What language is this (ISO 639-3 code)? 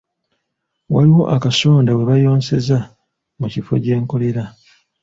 lug